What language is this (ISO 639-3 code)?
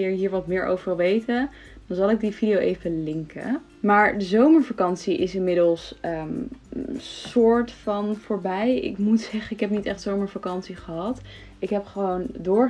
nld